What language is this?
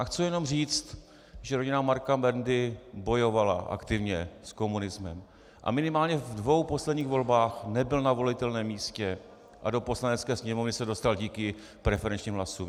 Czech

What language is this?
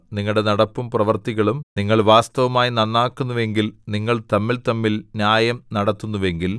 Malayalam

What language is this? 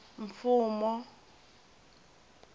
Tsonga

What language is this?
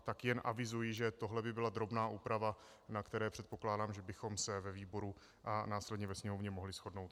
Czech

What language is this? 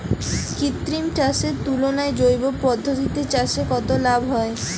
Bangla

